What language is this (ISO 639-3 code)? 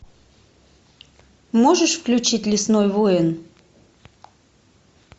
rus